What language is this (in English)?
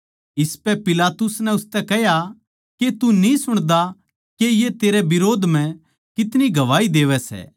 Haryanvi